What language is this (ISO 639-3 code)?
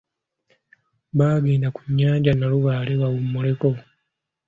lug